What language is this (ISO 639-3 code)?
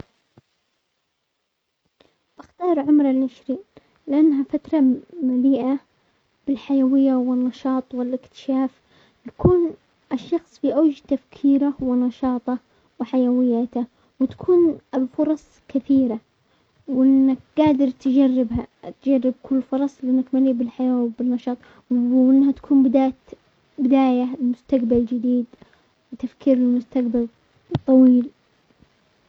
acx